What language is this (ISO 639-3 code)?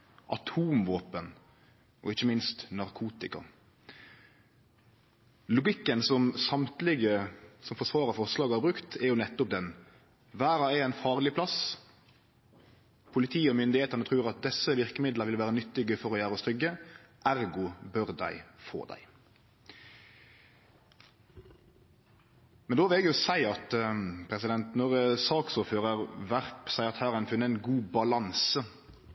nno